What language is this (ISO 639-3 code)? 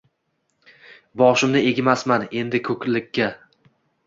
uzb